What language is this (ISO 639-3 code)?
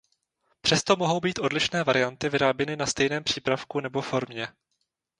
ces